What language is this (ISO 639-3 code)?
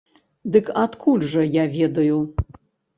bel